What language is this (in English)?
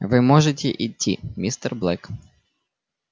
Russian